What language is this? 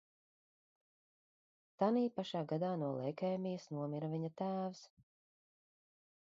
Latvian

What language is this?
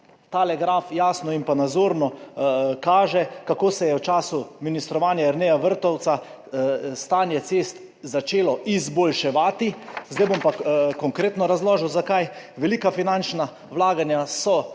Slovenian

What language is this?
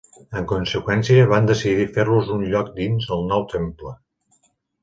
Catalan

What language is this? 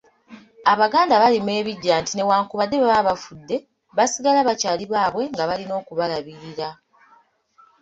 Ganda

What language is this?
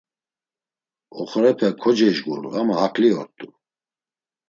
Laz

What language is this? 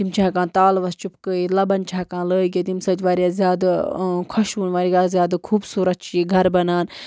Kashmiri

